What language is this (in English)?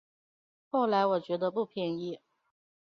Chinese